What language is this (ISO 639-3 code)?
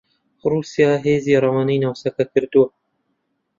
ckb